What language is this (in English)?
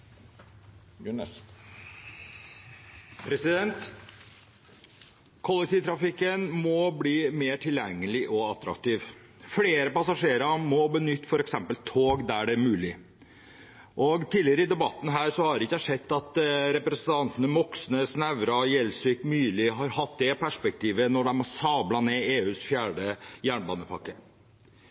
Norwegian